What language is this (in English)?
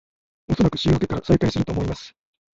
Japanese